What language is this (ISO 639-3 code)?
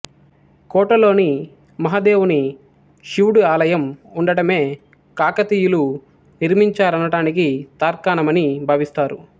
tel